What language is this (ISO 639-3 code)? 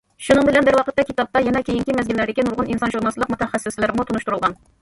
uig